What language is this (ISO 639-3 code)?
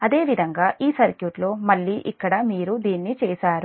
tel